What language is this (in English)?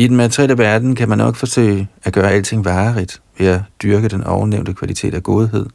Danish